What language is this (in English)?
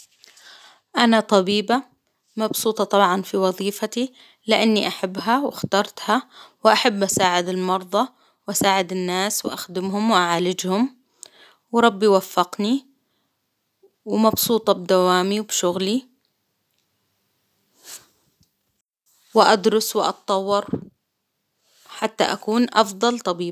Hijazi Arabic